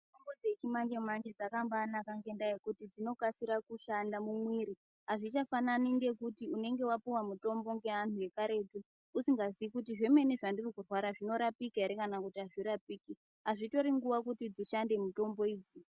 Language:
Ndau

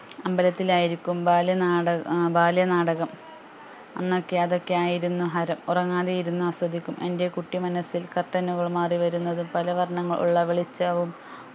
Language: Malayalam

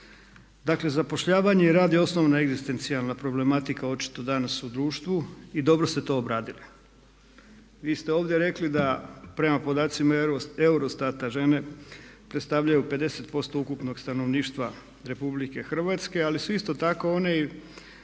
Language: Croatian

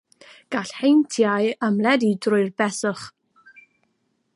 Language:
Welsh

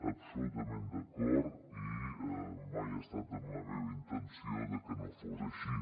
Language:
Catalan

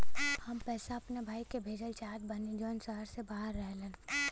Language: Bhojpuri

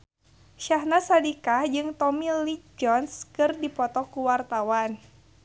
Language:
Sundanese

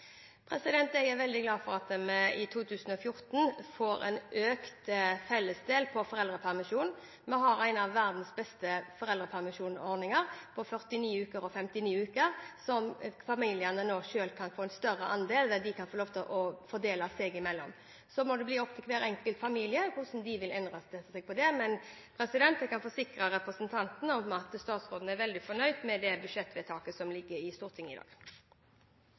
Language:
Norwegian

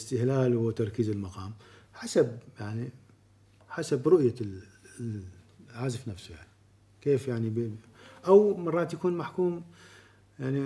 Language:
Arabic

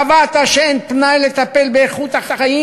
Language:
Hebrew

